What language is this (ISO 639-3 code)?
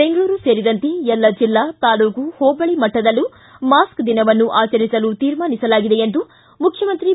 kan